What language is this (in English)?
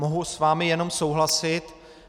Czech